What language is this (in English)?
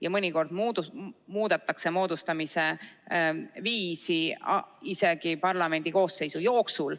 Estonian